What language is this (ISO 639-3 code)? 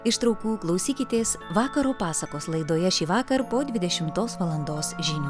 lit